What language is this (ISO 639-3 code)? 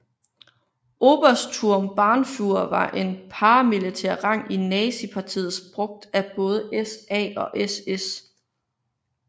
dan